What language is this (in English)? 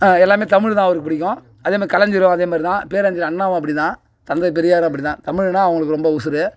Tamil